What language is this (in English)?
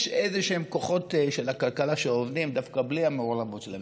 Hebrew